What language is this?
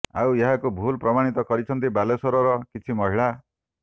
Odia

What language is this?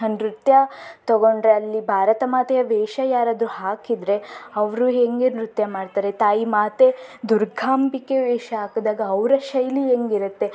Kannada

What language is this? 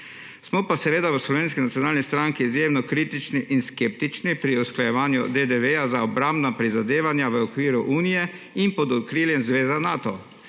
Slovenian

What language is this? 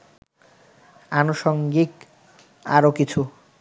Bangla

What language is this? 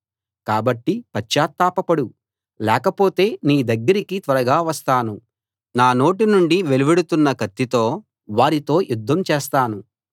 Telugu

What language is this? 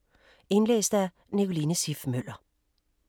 Danish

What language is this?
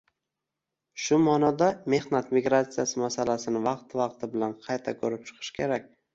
Uzbek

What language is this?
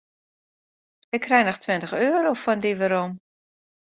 Western Frisian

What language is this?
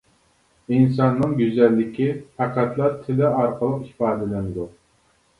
Uyghur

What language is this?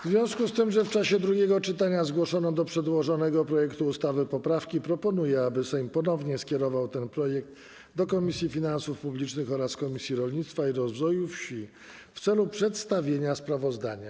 Polish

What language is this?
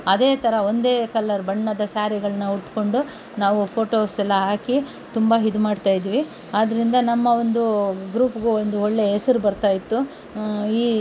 Kannada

